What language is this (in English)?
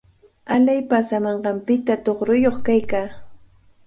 Cajatambo North Lima Quechua